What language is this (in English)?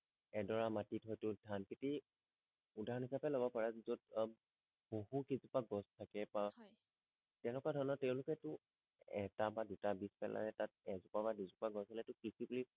Assamese